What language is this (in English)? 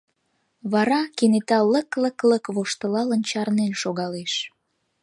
Mari